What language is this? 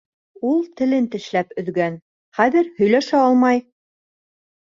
Bashkir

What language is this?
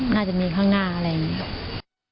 Thai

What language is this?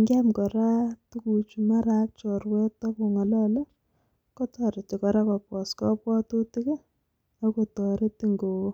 Kalenjin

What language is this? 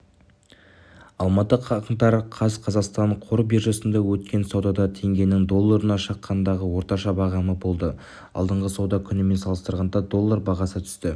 Kazakh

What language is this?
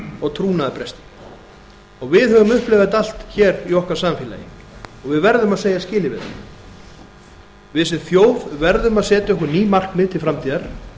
Icelandic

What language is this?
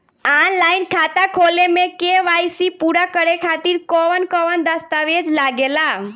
Bhojpuri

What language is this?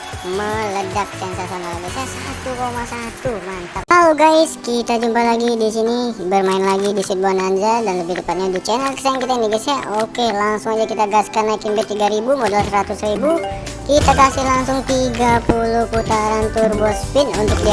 Indonesian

